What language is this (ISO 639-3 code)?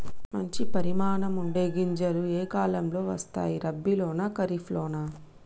tel